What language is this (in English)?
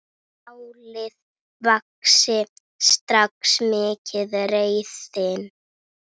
Icelandic